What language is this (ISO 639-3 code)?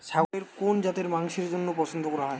ben